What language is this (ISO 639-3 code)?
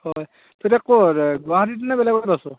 asm